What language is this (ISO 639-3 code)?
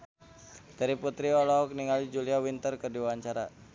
sun